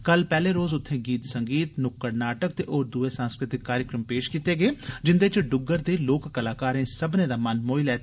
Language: Dogri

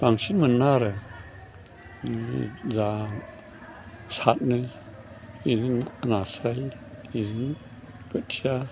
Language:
Bodo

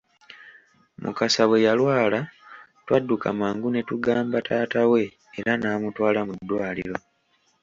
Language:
Ganda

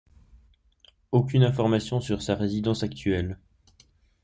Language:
French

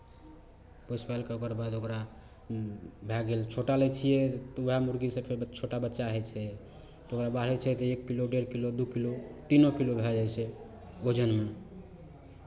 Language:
Maithili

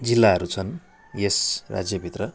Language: Nepali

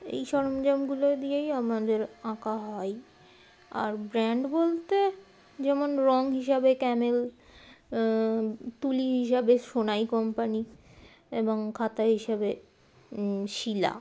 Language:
Bangla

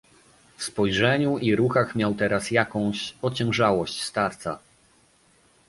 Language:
Polish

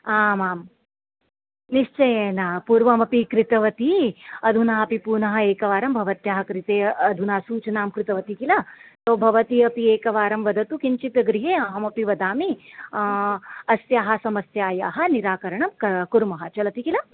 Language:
Sanskrit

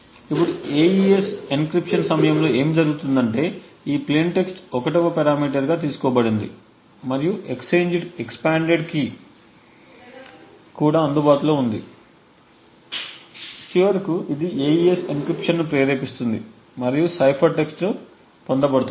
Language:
Telugu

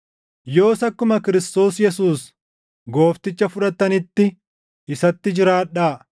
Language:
Oromo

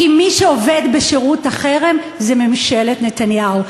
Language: Hebrew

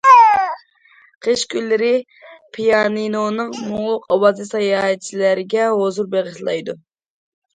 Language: Uyghur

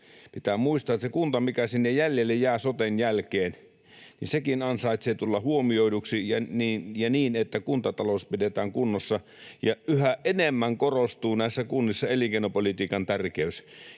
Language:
Finnish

